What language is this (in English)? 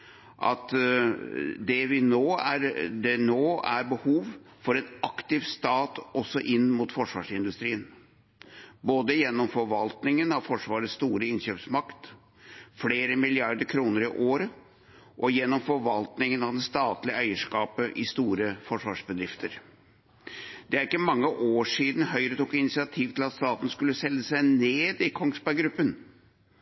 Norwegian Bokmål